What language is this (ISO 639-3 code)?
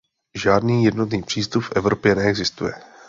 ces